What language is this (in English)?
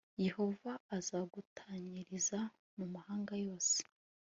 Kinyarwanda